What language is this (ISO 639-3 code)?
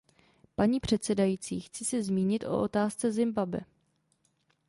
ces